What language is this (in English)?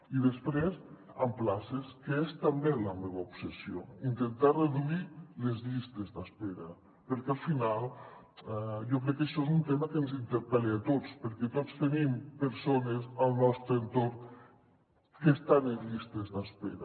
Catalan